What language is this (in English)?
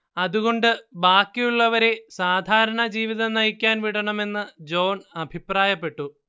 Malayalam